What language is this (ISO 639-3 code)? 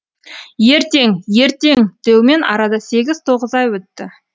kaz